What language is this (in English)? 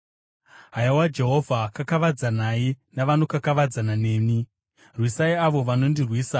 Shona